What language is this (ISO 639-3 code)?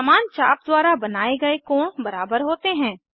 hin